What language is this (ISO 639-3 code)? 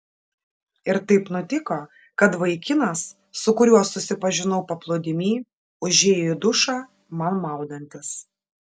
lit